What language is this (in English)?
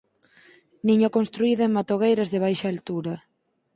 Galician